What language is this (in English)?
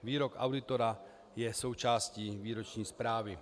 Czech